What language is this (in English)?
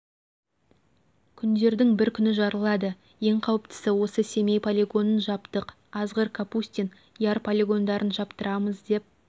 Kazakh